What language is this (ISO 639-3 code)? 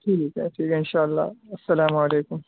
urd